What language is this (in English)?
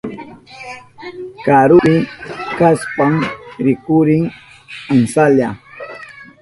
Southern Pastaza Quechua